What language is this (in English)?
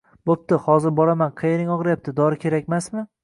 Uzbek